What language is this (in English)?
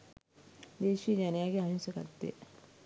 Sinhala